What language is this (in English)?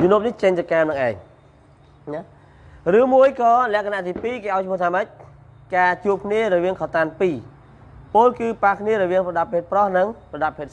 Vietnamese